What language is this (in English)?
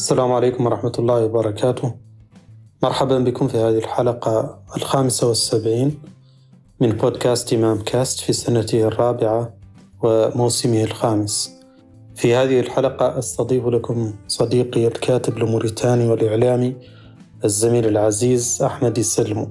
Arabic